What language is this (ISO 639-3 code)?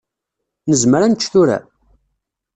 kab